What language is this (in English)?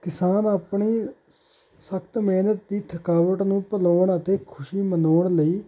Punjabi